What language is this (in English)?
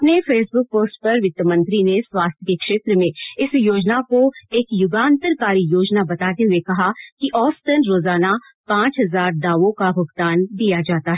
Hindi